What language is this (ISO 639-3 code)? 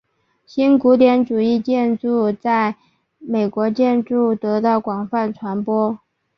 zho